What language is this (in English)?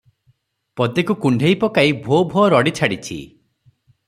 Odia